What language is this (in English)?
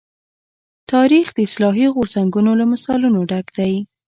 Pashto